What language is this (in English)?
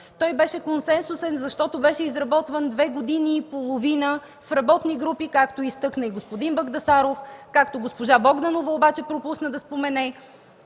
Bulgarian